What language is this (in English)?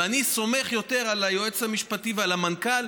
Hebrew